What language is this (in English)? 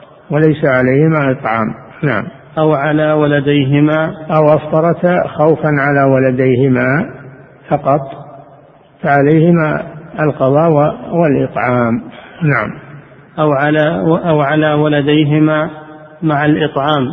Arabic